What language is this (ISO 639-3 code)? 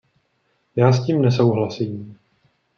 ces